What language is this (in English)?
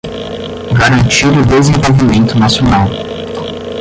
Portuguese